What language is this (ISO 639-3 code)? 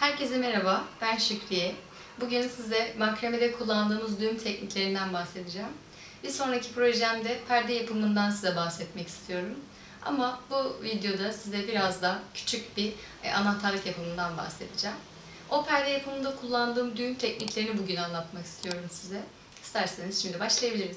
tur